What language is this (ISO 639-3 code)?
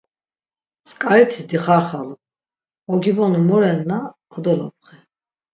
lzz